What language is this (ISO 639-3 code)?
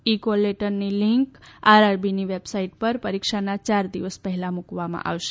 guj